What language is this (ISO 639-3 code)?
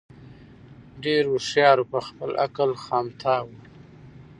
pus